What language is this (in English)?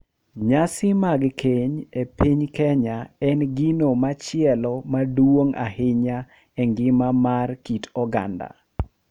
Luo (Kenya and Tanzania)